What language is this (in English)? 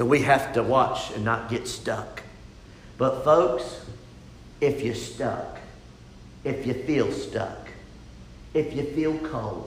English